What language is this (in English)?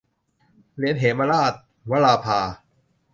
Thai